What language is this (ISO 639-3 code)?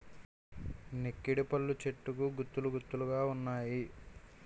tel